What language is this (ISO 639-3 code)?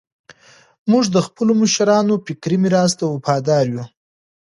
pus